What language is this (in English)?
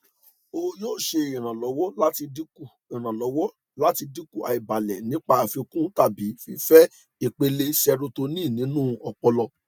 Yoruba